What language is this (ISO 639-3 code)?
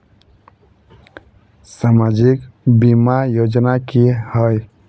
mag